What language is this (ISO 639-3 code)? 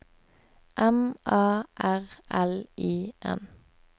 nor